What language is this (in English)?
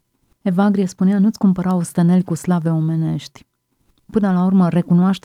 Romanian